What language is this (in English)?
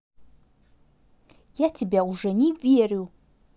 Russian